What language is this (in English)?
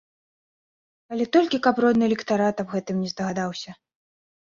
Belarusian